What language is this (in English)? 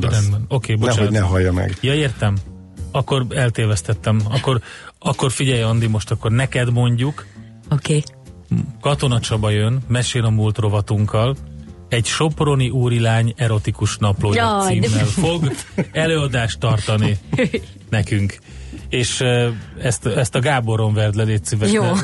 Hungarian